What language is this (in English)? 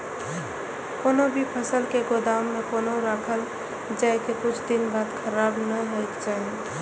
Maithili